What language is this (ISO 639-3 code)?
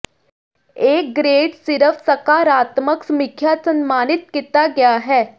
pan